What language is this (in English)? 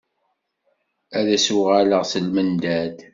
Kabyle